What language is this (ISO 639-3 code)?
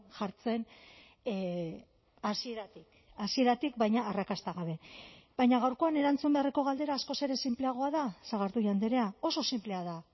eus